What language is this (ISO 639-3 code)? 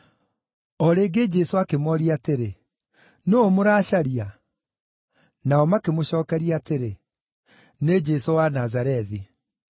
kik